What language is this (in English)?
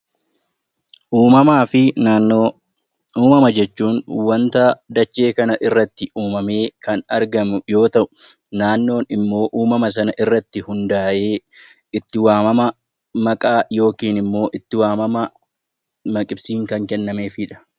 Oromo